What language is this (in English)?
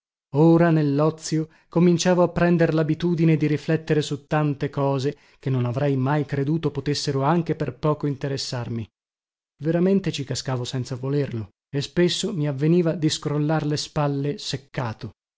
Italian